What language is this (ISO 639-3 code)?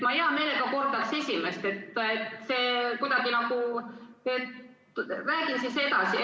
est